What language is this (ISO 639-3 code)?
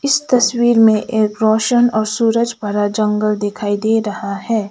hin